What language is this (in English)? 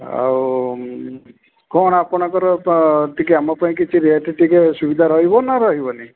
Odia